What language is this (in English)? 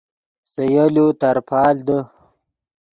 Yidgha